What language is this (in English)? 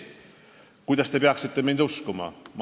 Estonian